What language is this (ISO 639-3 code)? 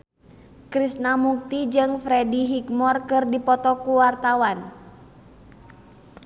sun